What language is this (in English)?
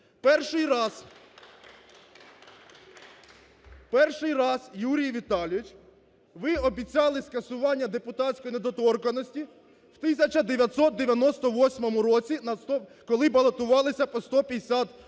Ukrainian